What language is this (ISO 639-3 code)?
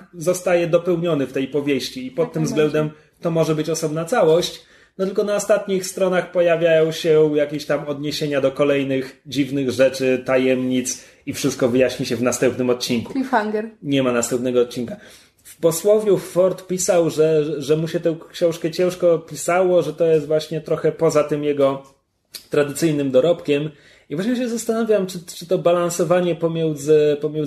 pol